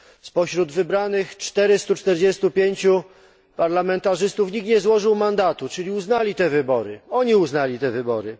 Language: Polish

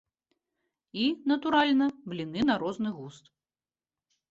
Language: Belarusian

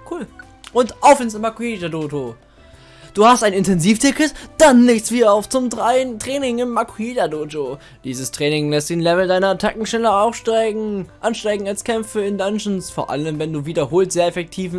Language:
German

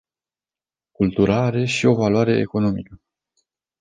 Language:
Romanian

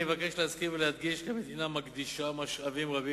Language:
Hebrew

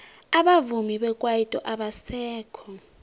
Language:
South Ndebele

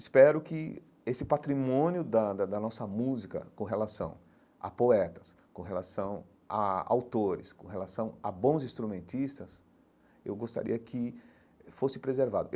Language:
Portuguese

